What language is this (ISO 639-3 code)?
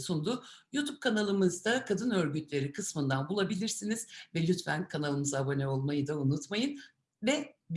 tur